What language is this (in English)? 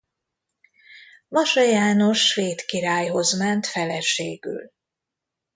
Hungarian